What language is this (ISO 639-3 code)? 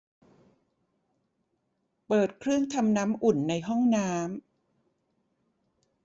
tha